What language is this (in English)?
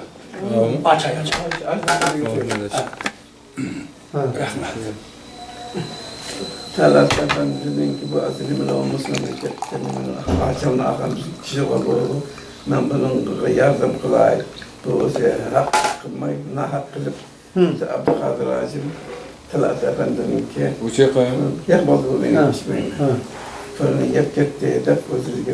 Turkish